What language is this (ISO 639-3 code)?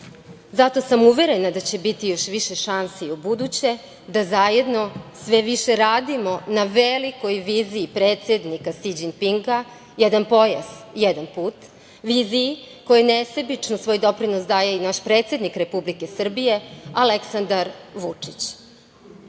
srp